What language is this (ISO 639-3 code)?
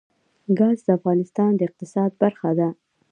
pus